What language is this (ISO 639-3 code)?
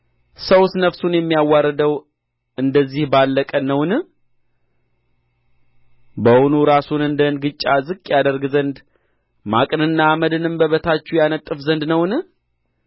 amh